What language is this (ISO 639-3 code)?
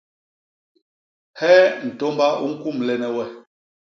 bas